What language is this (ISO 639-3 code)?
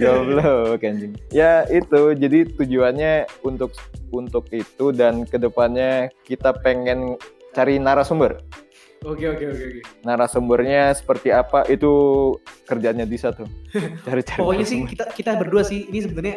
ind